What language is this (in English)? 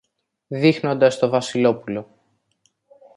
Greek